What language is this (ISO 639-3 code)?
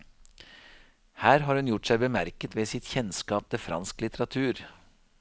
nor